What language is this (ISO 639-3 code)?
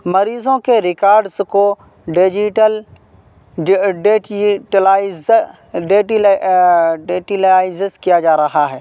urd